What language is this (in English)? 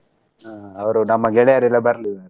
Kannada